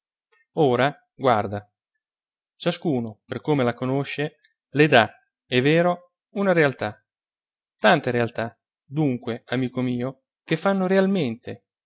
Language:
Italian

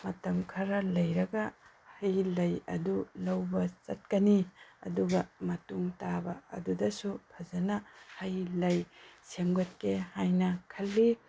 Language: Manipuri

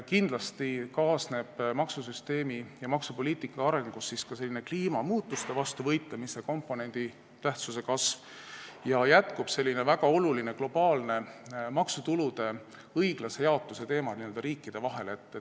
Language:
Estonian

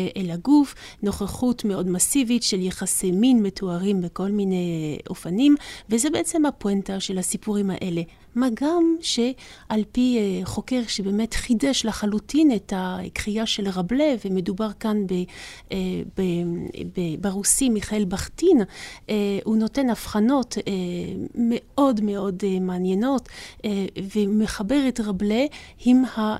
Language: Hebrew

